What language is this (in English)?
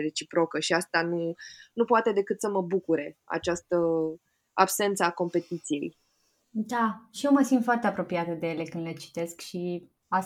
Romanian